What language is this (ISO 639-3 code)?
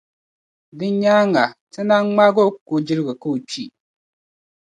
dag